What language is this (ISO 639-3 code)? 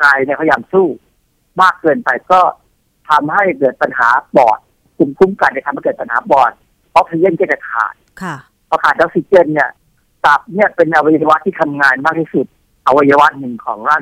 tha